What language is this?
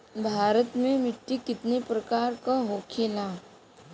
Bhojpuri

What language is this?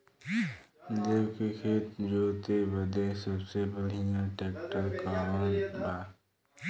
Bhojpuri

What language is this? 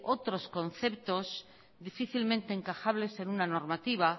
Spanish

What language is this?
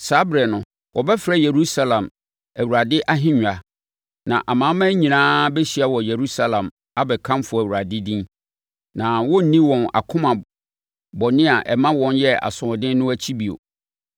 Akan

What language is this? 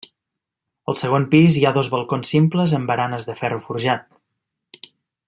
Catalan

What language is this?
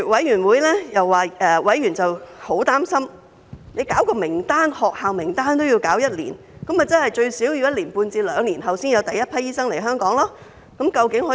Cantonese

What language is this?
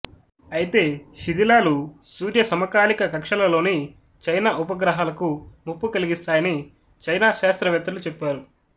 Telugu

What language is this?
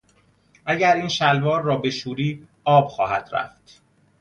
Persian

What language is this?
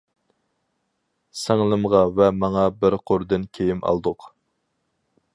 Uyghur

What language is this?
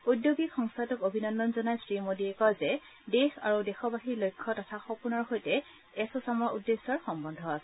Assamese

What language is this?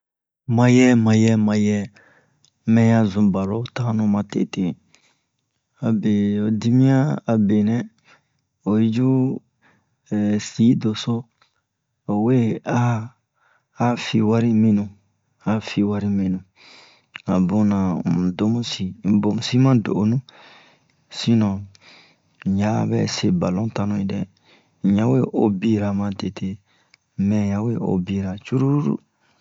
Bomu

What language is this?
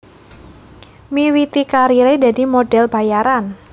Javanese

